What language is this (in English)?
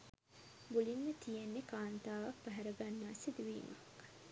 Sinhala